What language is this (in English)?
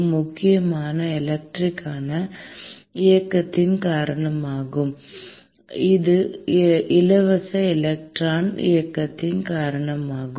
Tamil